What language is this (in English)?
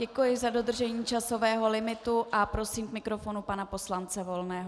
Czech